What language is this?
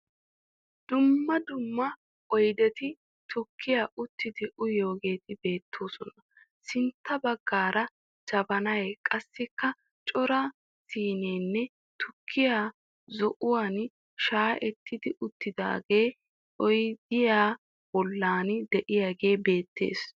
Wolaytta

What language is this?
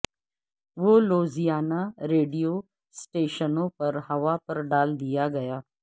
Urdu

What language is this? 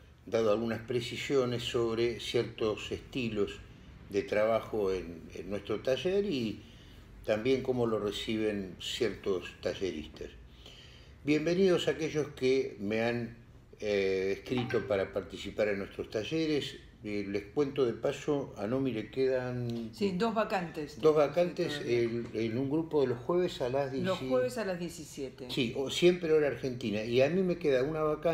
Spanish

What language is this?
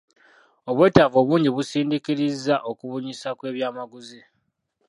Ganda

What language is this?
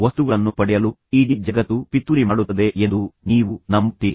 Kannada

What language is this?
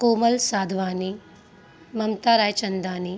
Sindhi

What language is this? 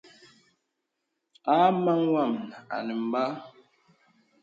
Bebele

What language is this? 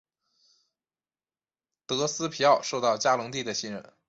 Chinese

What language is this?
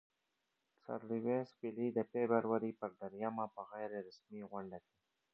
Pashto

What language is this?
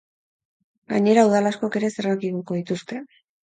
Basque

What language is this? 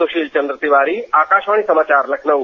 Hindi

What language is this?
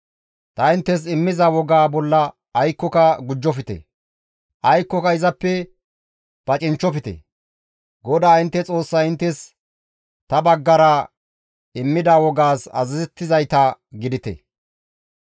Gamo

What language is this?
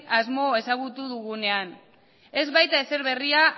Basque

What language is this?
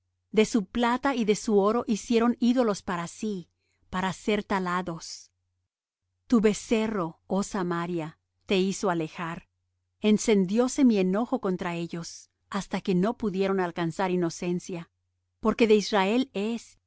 Spanish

